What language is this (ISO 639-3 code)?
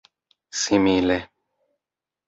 epo